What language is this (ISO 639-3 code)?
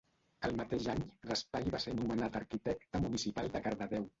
cat